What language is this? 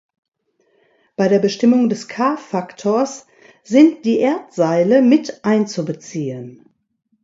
German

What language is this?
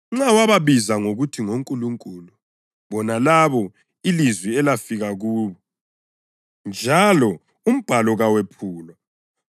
North Ndebele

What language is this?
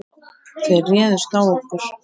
Icelandic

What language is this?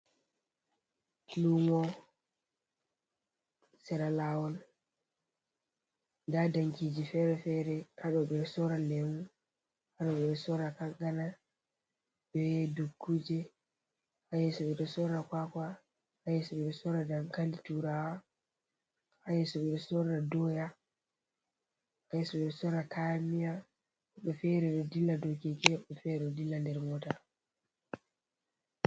Fula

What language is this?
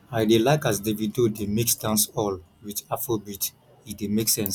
Nigerian Pidgin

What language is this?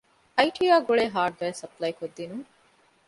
Divehi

